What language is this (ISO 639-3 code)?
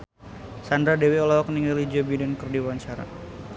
sun